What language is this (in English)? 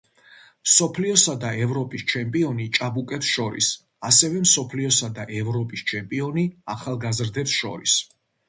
Georgian